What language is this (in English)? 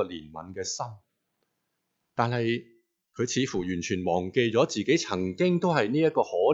Chinese